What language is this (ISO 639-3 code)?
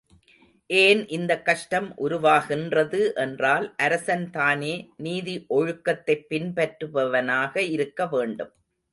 tam